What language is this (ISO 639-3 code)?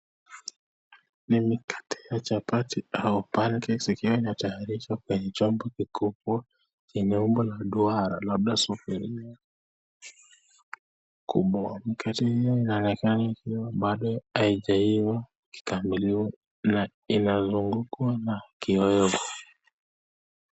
swa